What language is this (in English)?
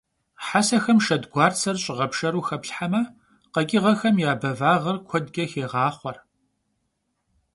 Kabardian